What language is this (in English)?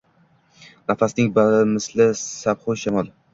Uzbek